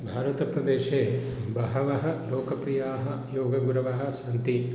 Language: Sanskrit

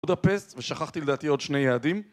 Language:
Hebrew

